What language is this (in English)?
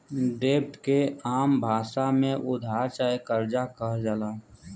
Bhojpuri